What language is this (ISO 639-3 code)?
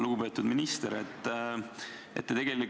est